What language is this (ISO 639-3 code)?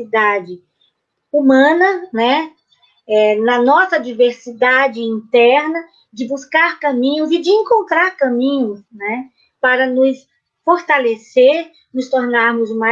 por